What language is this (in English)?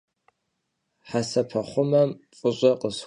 Kabardian